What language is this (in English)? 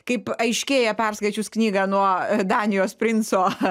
Lithuanian